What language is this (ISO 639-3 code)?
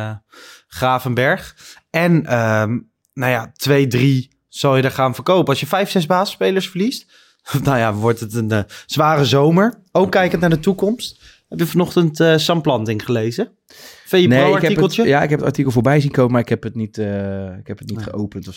nld